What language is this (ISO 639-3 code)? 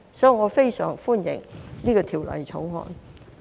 yue